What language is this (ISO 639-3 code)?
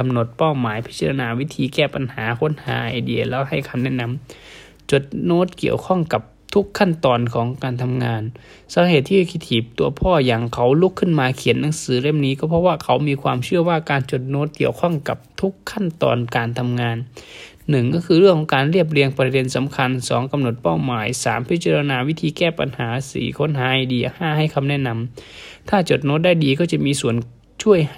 tha